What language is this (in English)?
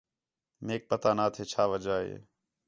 Khetrani